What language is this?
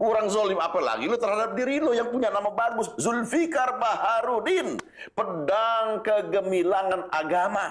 Indonesian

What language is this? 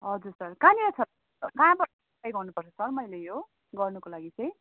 Nepali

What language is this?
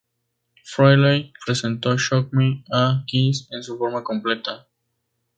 Spanish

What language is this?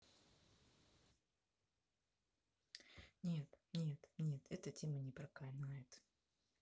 Russian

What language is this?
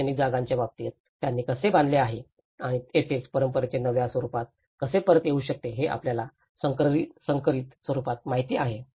Marathi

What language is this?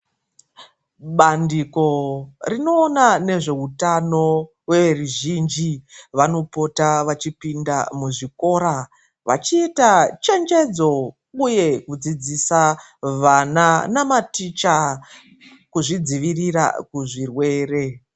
Ndau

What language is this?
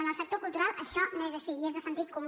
Catalan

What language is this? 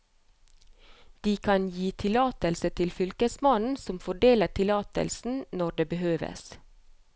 Norwegian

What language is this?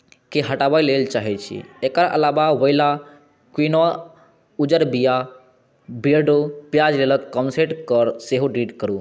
Maithili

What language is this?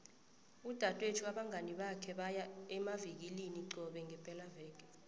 South Ndebele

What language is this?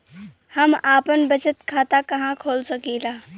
Bhojpuri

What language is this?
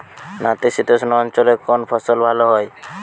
Bangla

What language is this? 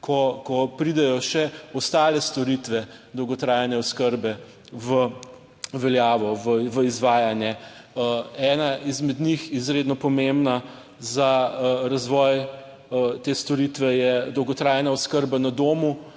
Slovenian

